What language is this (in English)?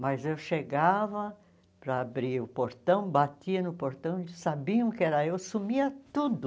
Portuguese